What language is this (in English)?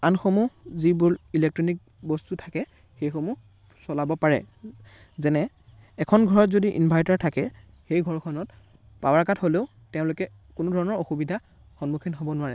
Assamese